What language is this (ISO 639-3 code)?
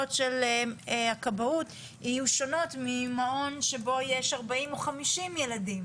heb